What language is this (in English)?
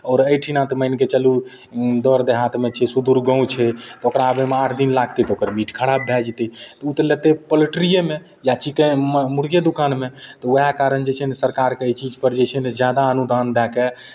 Maithili